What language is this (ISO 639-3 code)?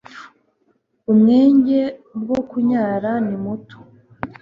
kin